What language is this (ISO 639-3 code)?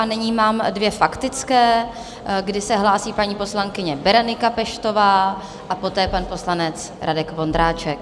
ces